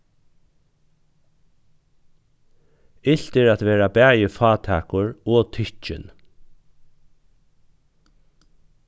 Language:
Faroese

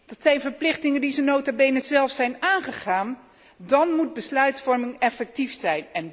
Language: Dutch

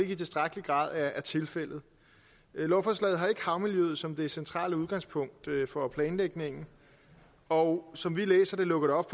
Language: Danish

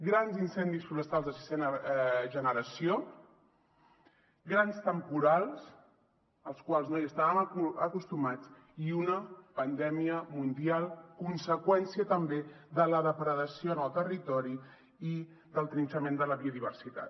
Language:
Catalan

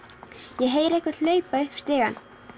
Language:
Icelandic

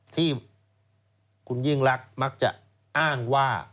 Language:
Thai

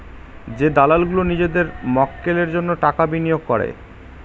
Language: Bangla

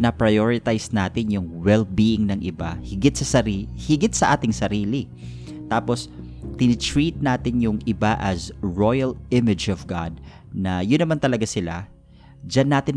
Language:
Filipino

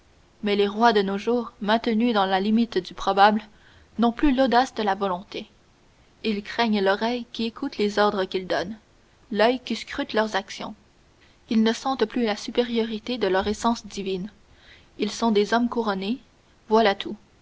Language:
French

